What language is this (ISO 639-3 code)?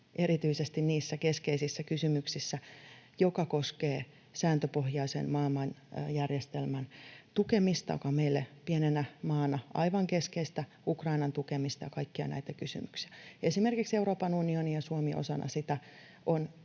fin